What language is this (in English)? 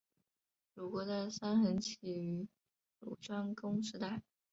Chinese